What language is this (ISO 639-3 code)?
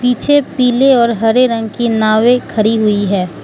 hin